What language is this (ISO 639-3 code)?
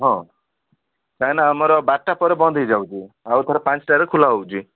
ori